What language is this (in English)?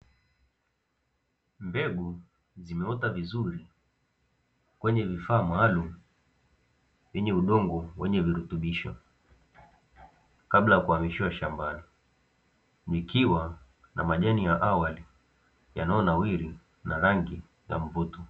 Swahili